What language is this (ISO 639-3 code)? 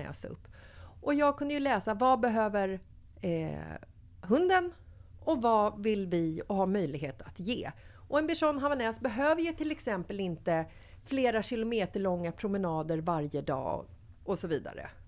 swe